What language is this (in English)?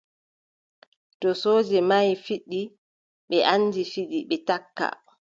Adamawa Fulfulde